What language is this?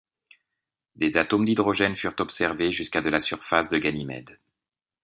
French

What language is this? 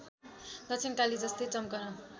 Nepali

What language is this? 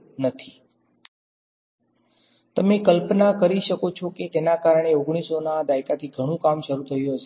Gujarati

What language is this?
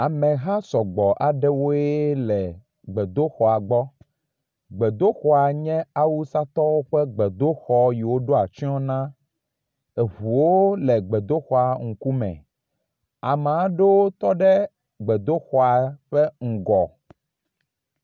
Ewe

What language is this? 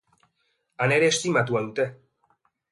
Basque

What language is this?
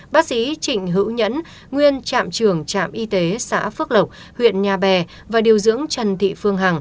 Vietnamese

